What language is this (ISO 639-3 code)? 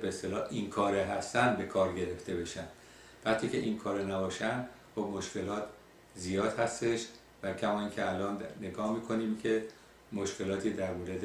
fas